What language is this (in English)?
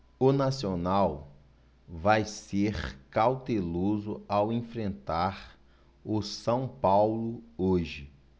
Portuguese